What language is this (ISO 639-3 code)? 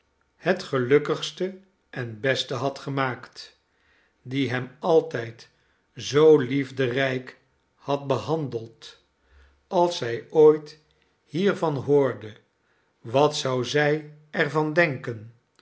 nld